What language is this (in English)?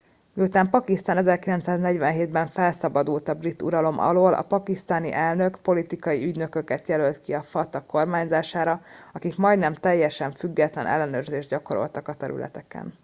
Hungarian